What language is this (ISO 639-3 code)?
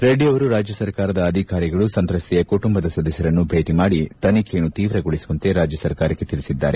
kan